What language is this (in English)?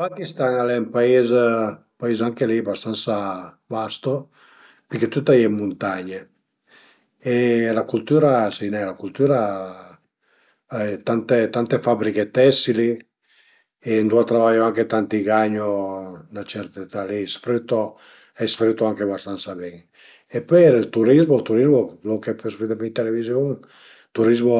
Piedmontese